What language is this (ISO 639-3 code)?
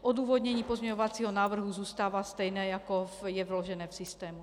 ces